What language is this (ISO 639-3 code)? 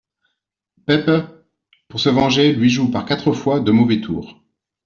fra